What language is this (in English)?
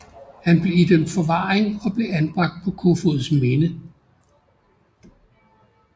Danish